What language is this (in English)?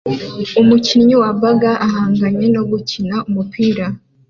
Kinyarwanda